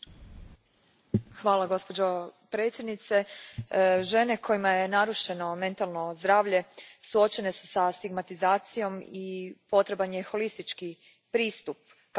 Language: Croatian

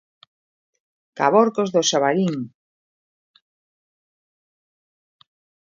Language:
Galician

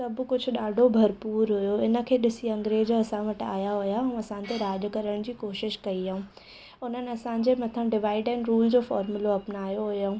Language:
Sindhi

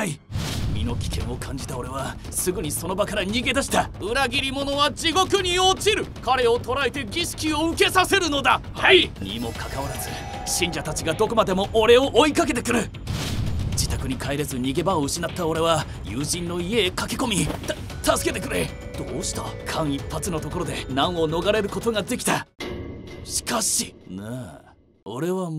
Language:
Japanese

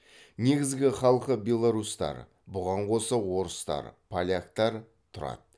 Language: Kazakh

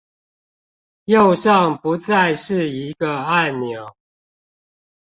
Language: Chinese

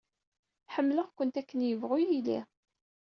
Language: Kabyle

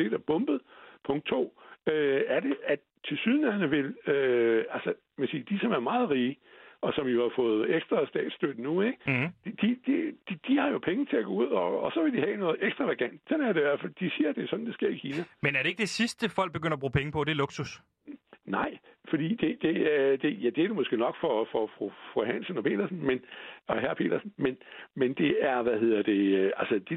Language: Danish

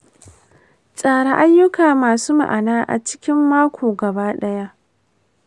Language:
Hausa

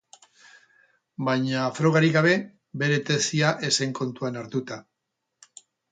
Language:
Basque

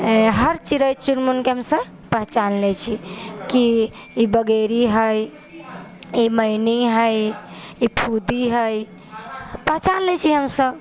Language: Maithili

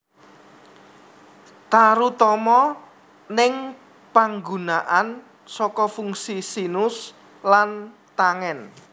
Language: Javanese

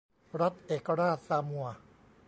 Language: Thai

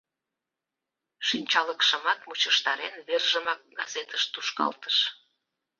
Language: Mari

